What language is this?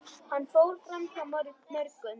Icelandic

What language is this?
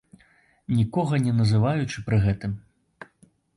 Belarusian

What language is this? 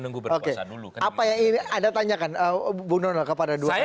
Indonesian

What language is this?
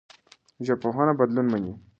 Pashto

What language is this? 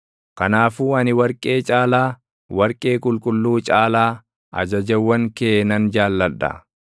Oromo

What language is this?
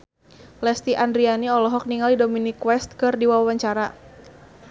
Sundanese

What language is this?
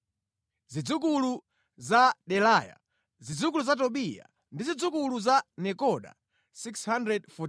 Nyanja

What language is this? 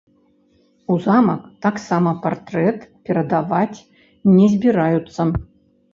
Belarusian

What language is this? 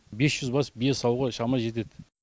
Kazakh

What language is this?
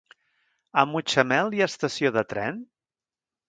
Catalan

